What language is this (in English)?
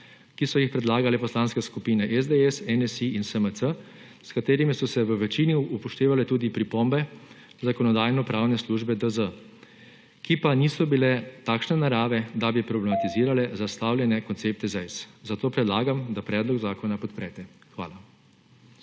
Slovenian